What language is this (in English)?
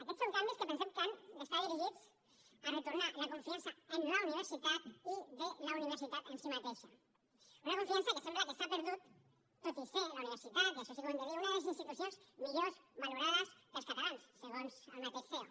Catalan